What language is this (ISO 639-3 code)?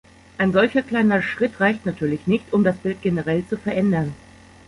deu